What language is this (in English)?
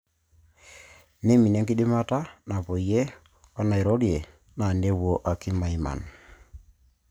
Masai